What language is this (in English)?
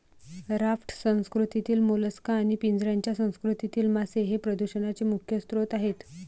Marathi